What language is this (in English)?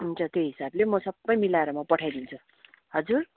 Nepali